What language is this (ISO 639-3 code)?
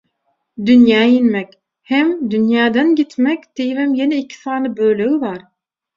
tuk